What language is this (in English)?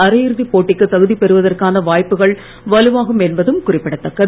Tamil